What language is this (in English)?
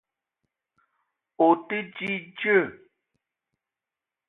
Eton (Cameroon)